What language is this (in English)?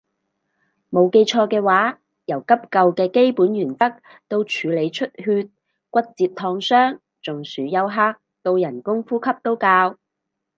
Cantonese